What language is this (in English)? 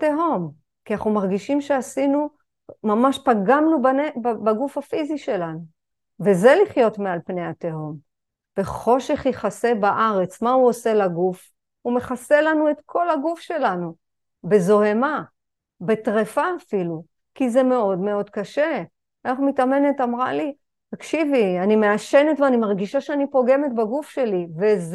Hebrew